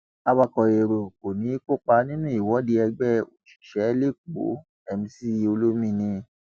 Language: Yoruba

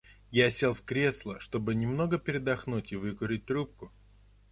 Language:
Russian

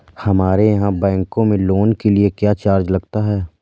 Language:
Hindi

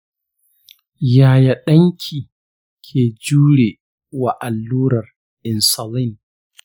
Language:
Hausa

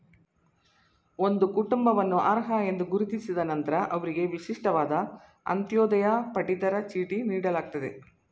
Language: Kannada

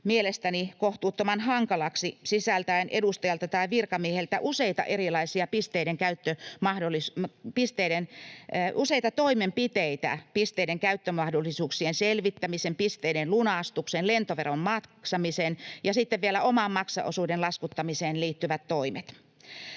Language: Finnish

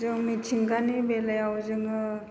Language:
Bodo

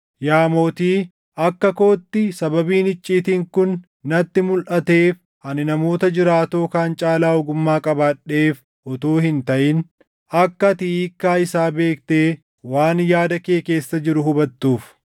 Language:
Oromo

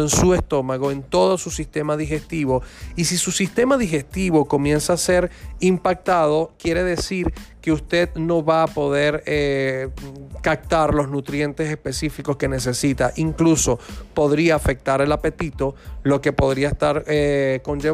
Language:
Spanish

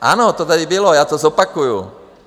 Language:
Czech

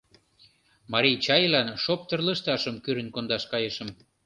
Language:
Mari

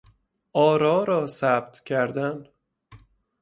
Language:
Persian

